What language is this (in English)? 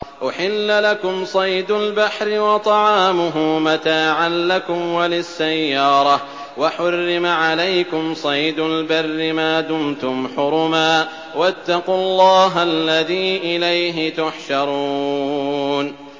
Arabic